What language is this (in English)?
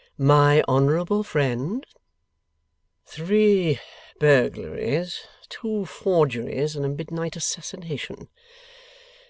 English